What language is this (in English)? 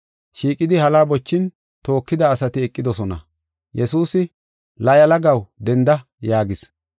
Gofa